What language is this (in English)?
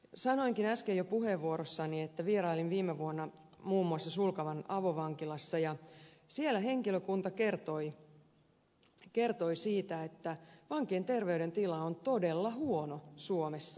Finnish